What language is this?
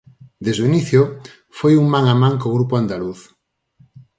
Galician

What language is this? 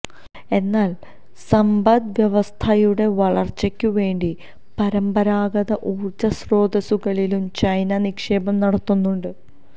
Malayalam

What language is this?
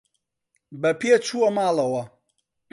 Central Kurdish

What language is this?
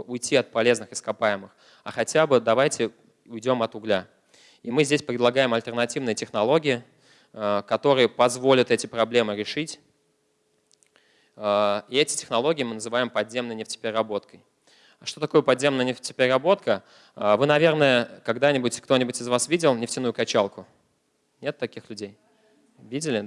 Russian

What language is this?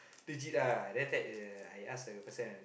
English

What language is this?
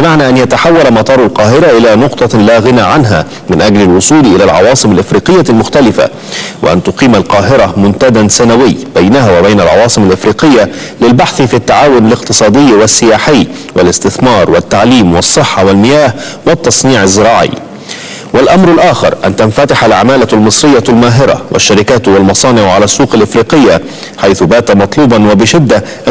Arabic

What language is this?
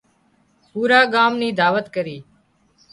Wadiyara Koli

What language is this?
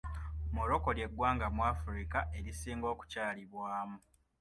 Ganda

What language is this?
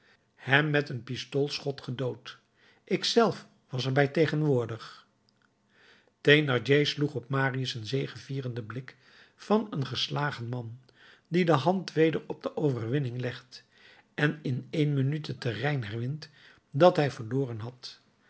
Dutch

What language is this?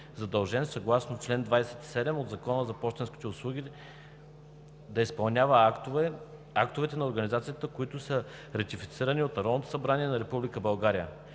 Bulgarian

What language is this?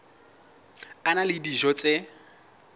Southern Sotho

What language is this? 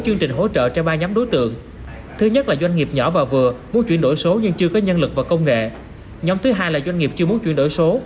Vietnamese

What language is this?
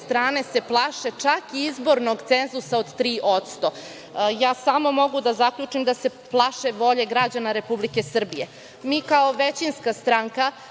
Serbian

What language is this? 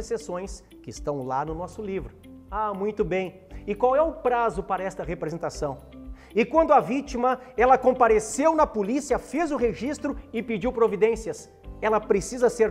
Portuguese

